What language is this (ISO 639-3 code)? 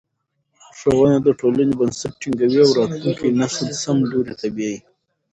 pus